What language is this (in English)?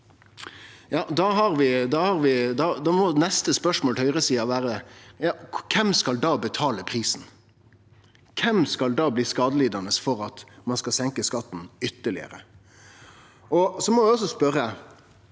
Norwegian